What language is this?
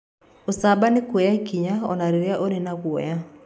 Kikuyu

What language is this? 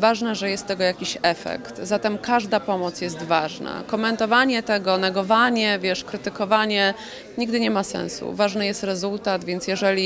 Polish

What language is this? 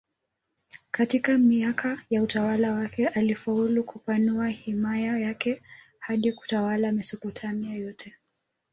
Swahili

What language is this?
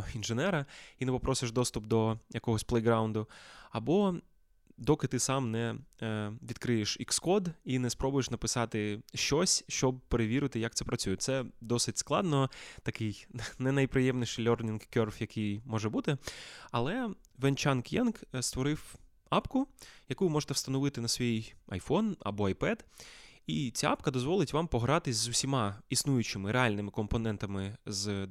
Ukrainian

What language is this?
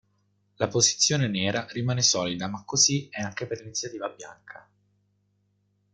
Italian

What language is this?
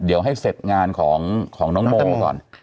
Thai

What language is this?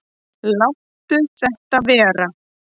Icelandic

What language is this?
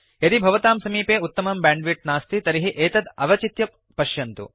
Sanskrit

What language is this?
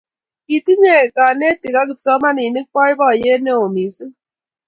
Kalenjin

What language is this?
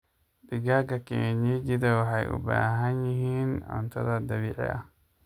Somali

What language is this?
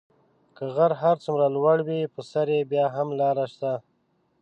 Pashto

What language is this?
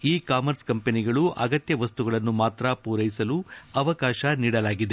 Kannada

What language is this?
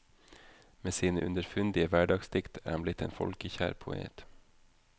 Norwegian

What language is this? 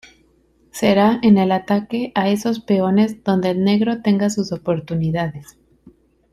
Spanish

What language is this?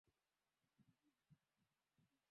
Swahili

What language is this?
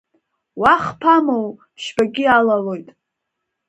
Abkhazian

